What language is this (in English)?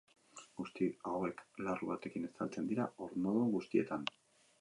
Basque